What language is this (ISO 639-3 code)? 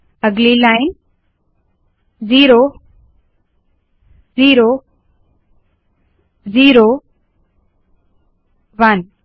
hin